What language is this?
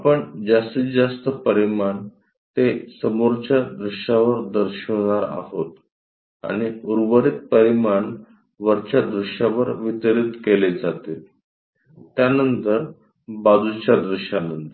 Marathi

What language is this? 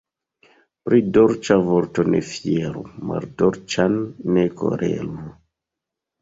Esperanto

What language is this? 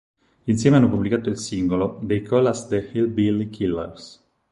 Italian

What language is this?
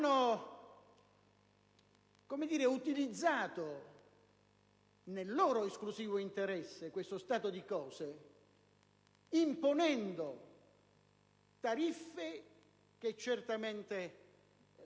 Italian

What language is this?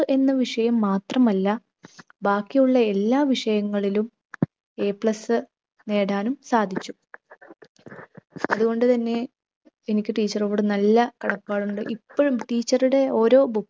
Malayalam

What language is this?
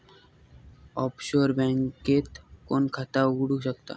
Marathi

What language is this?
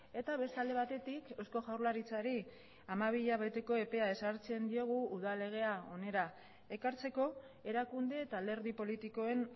Basque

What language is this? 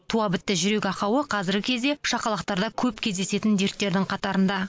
Kazakh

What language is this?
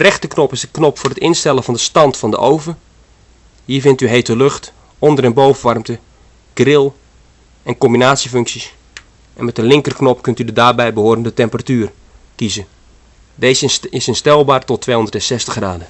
Dutch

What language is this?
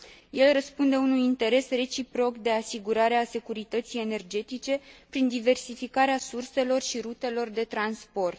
Romanian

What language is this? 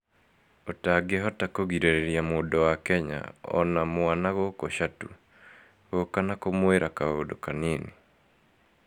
Kikuyu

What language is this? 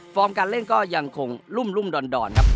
Thai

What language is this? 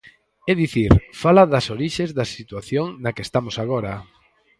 Galician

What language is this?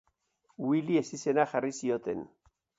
Basque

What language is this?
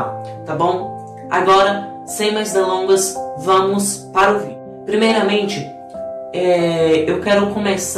Portuguese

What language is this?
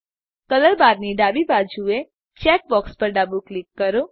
Gujarati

